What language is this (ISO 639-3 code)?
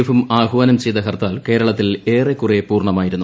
mal